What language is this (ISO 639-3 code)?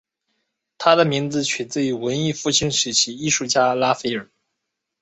zho